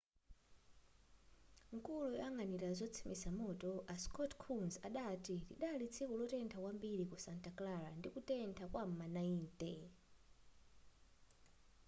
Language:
Nyanja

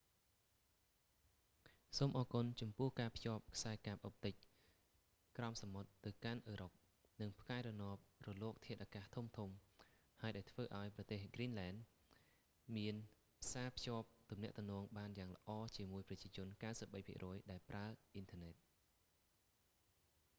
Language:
Khmer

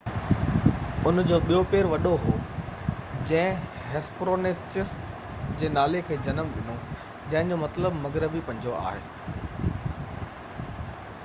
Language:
Sindhi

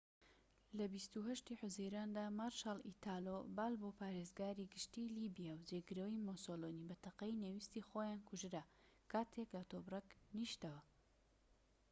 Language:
Central Kurdish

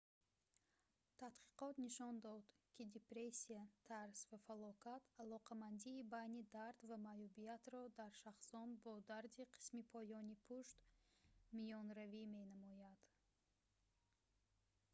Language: Tajik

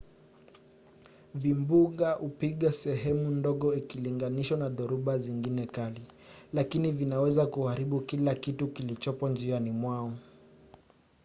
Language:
Swahili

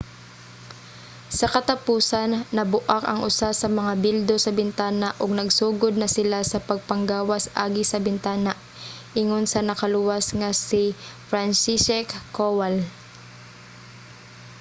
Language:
Cebuano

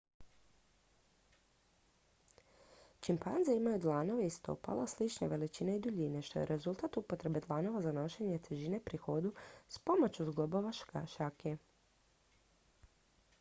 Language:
Croatian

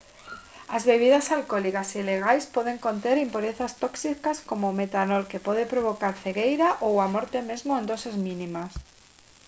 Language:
Galician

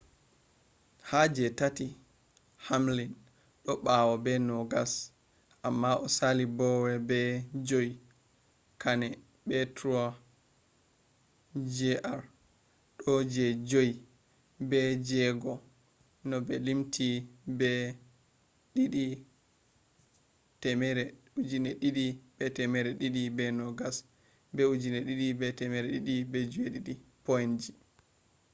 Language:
Fula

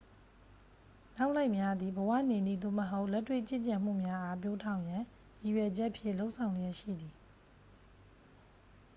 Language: Burmese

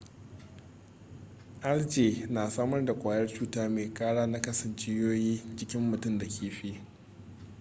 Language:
Hausa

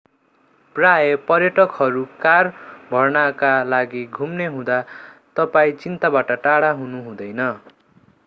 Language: Nepali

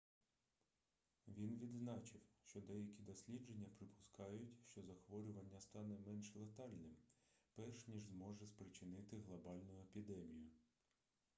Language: Ukrainian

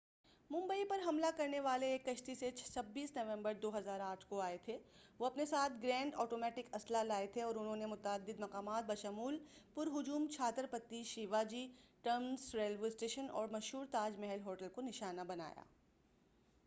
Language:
Urdu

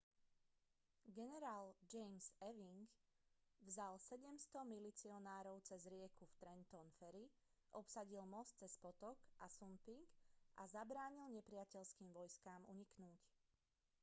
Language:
Slovak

